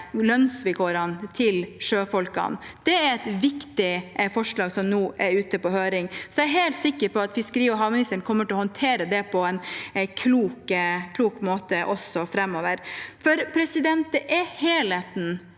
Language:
Norwegian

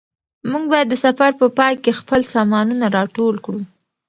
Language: Pashto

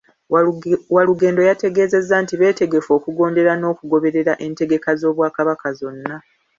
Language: Ganda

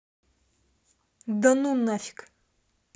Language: Russian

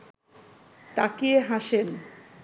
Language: Bangla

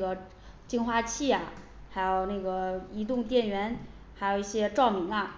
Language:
Chinese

